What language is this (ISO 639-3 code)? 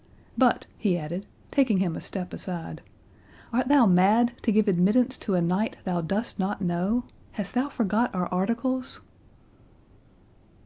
eng